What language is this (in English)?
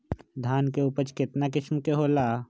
Magahi